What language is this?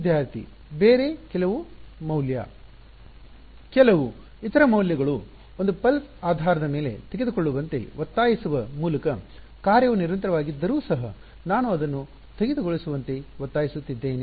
Kannada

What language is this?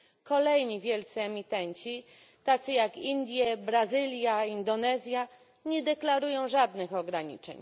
Polish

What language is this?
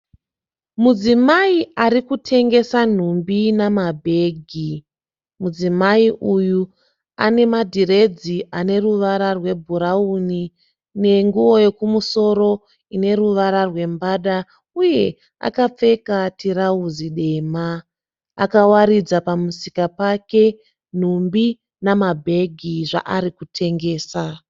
Shona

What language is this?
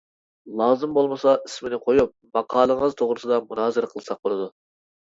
Uyghur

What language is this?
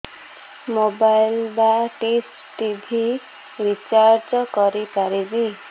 Odia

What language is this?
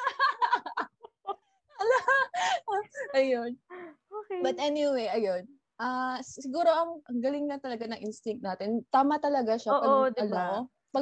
Filipino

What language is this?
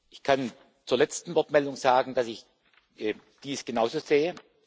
German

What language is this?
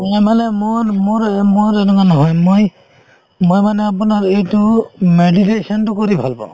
Assamese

